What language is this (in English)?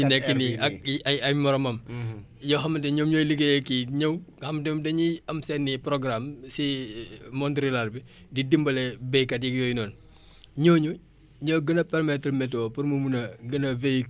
Wolof